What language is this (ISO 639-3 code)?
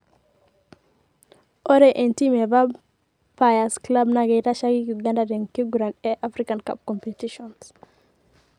mas